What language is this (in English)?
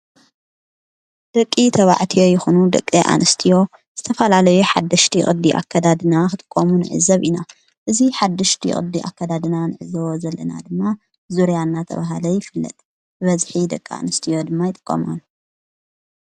Tigrinya